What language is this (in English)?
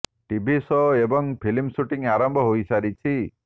Odia